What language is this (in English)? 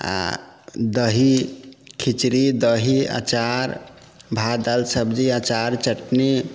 Maithili